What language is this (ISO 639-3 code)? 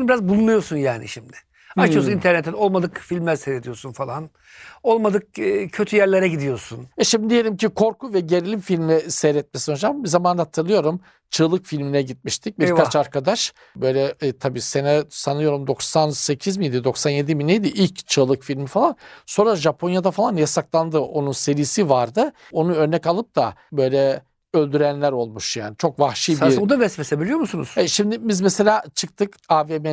tur